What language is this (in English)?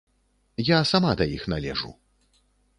Belarusian